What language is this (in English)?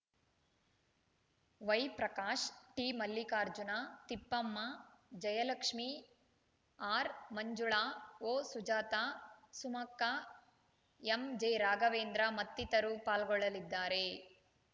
Kannada